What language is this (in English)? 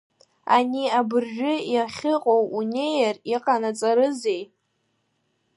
Abkhazian